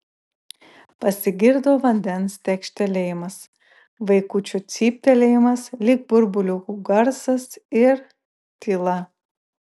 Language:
Lithuanian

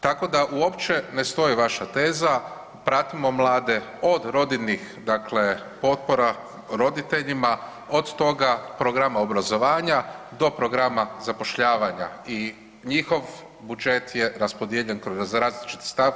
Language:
Croatian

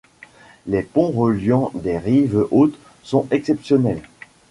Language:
French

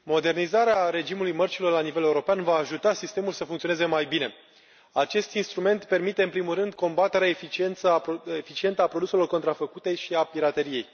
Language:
Romanian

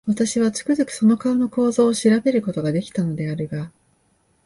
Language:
Japanese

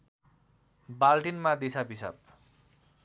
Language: Nepali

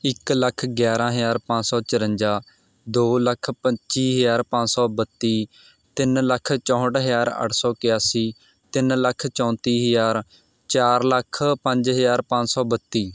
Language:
Punjabi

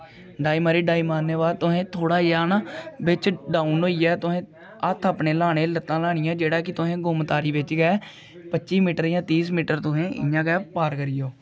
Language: Dogri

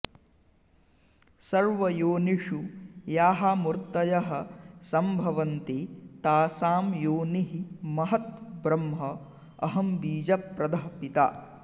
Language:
Sanskrit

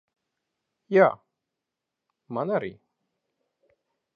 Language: Latvian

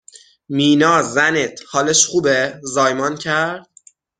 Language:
Persian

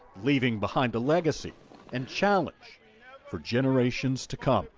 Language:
English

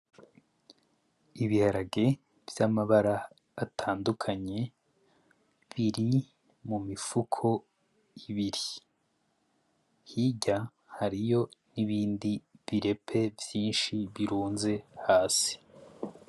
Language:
Rundi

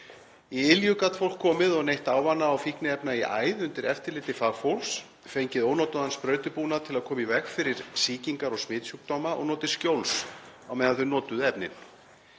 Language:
Icelandic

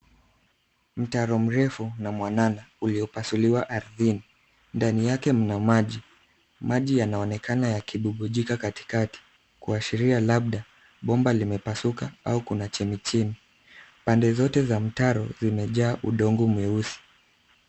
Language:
Swahili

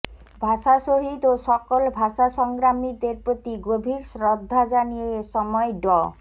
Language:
Bangla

